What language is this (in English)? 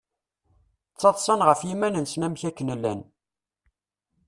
Kabyle